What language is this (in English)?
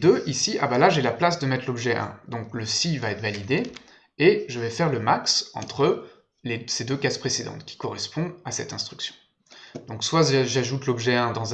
French